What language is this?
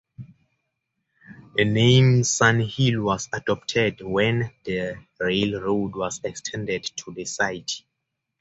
English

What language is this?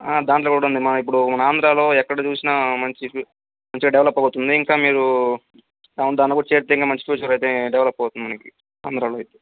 Telugu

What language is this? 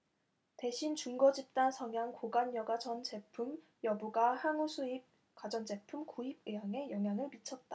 Korean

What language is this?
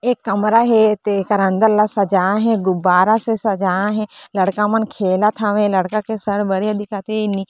Chhattisgarhi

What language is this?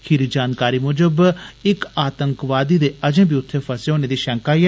Dogri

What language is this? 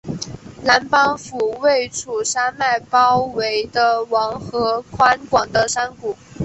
Chinese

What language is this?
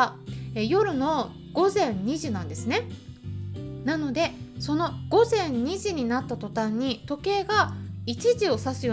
Japanese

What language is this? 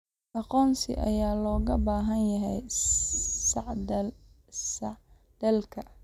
Somali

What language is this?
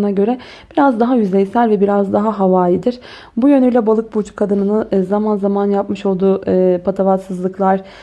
Turkish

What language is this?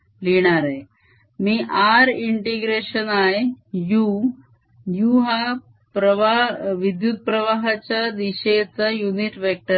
Marathi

